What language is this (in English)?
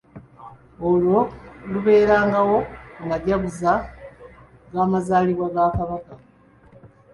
Ganda